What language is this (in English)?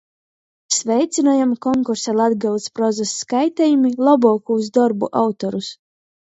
Latgalian